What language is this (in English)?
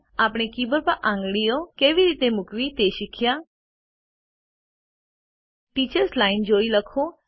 Gujarati